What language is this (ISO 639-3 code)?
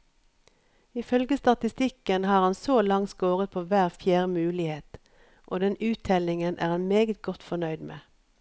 nor